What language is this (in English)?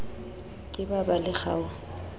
Southern Sotho